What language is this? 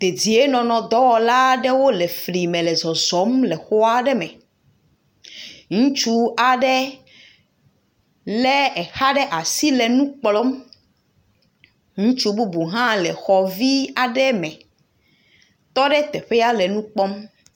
Ewe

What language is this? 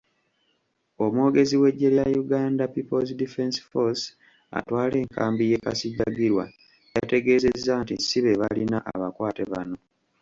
Ganda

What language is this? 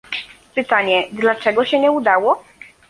Polish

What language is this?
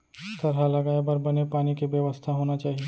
Chhattisgarhi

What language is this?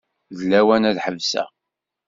Kabyle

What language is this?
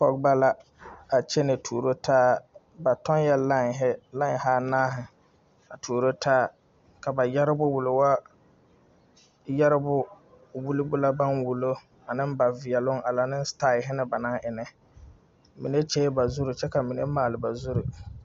Southern Dagaare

